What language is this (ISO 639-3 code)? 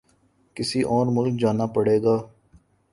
urd